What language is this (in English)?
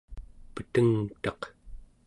Central Yupik